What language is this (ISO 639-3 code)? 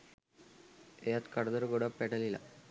sin